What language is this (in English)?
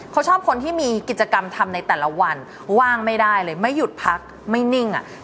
Thai